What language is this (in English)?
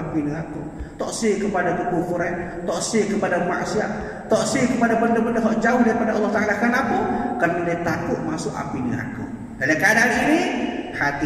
Malay